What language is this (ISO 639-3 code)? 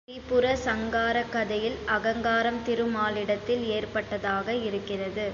tam